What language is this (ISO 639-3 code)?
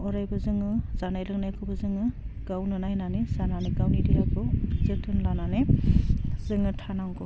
brx